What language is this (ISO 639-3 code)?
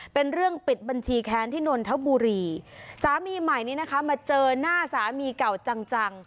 tha